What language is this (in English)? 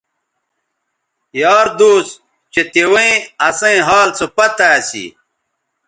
Bateri